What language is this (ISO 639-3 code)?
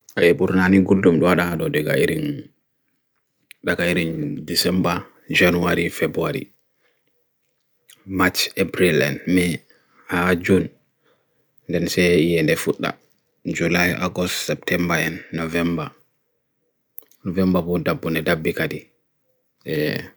fui